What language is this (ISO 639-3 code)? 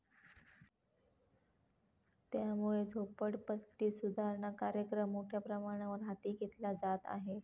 mar